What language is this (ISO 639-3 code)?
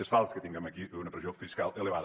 cat